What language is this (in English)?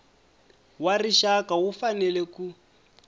Tsonga